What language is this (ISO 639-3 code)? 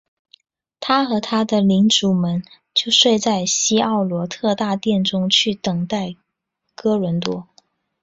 zho